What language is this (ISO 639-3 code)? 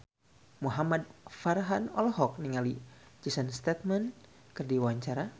sun